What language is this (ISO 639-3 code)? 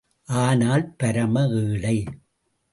tam